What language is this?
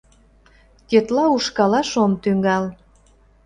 Mari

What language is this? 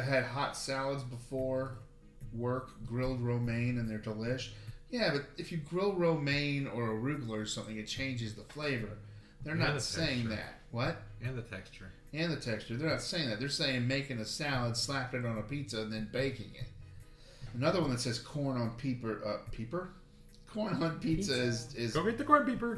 English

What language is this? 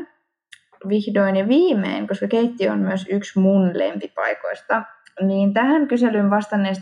Finnish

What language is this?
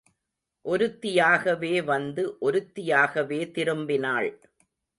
Tamil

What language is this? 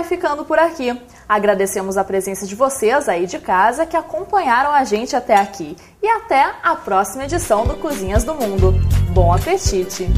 Portuguese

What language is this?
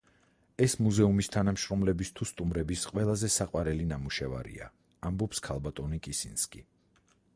Georgian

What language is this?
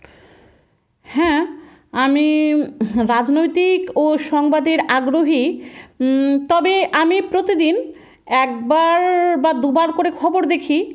Bangla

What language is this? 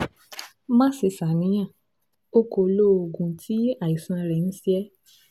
Yoruba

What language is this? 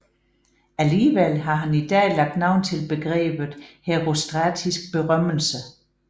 Danish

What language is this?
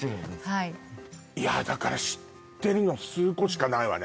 Japanese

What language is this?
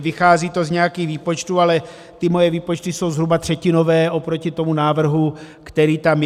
Czech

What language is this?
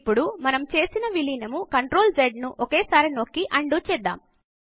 Telugu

